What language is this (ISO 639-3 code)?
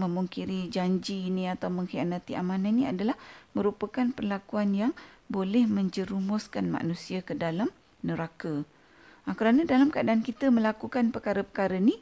msa